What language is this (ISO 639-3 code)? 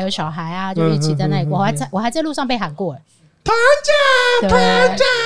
zho